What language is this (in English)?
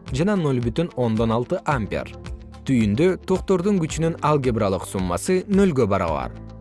Kyrgyz